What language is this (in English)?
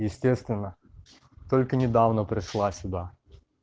Russian